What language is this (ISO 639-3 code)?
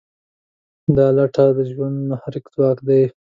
pus